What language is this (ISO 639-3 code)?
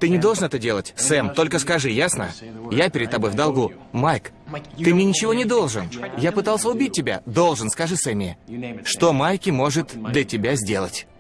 rus